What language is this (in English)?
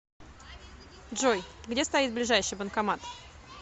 Russian